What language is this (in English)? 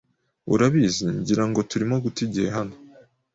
Kinyarwanda